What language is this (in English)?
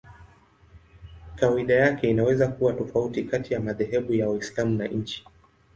Swahili